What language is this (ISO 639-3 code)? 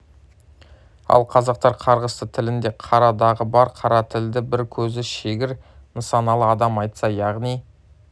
kaz